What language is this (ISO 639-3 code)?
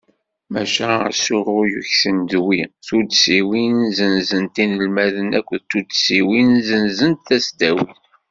kab